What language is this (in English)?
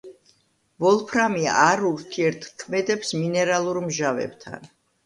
Georgian